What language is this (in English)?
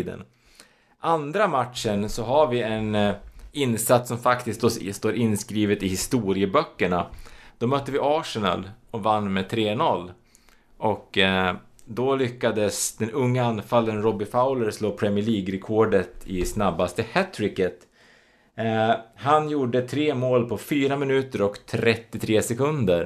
Swedish